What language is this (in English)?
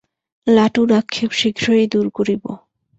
Bangla